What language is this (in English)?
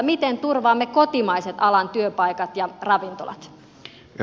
Finnish